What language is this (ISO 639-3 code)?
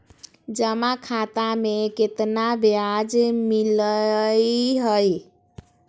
mag